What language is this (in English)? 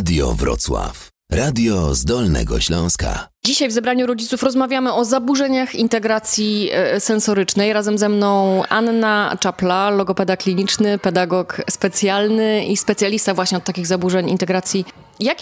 Polish